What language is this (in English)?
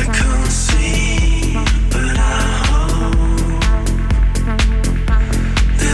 Greek